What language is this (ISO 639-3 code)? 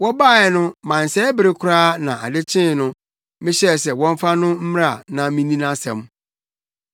aka